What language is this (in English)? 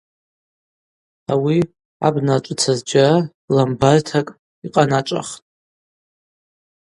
Abaza